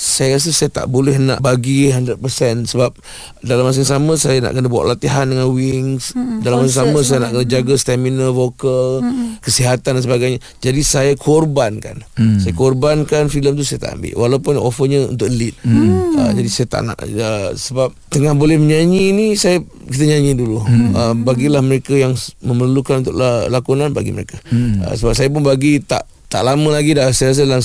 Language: Malay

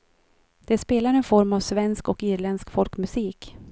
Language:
Swedish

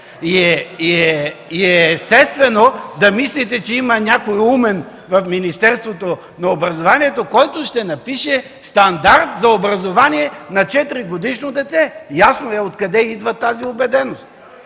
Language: Bulgarian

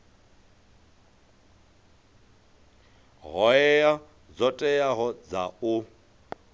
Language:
Venda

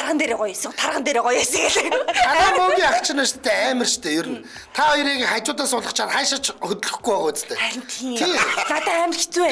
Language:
Turkish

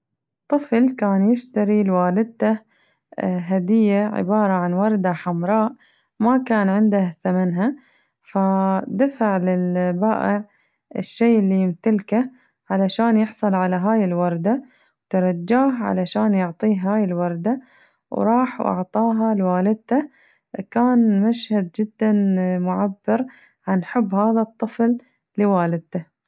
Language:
Najdi Arabic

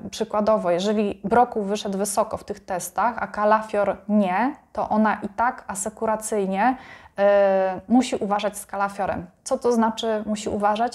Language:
Polish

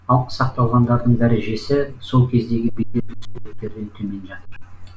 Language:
Kazakh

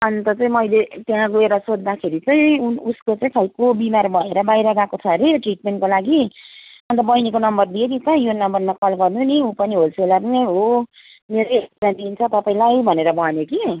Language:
Nepali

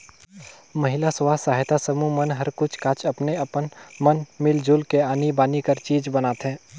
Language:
Chhattisgarhi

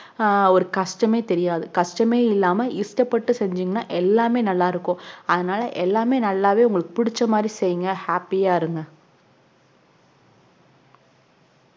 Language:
Tamil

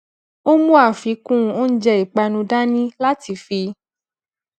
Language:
Yoruba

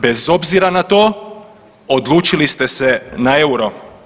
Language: Croatian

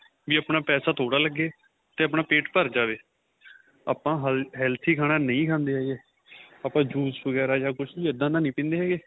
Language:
Punjabi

